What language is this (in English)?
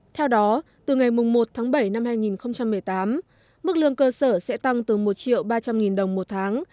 Vietnamese